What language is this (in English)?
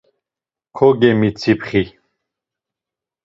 Laz